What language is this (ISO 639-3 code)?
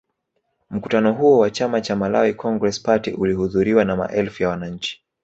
swa